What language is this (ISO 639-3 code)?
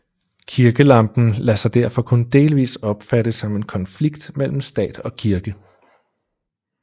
dan